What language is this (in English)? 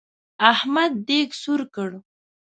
Pashto